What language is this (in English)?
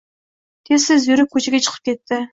Uzbek